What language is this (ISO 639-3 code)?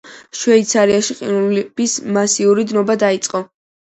kat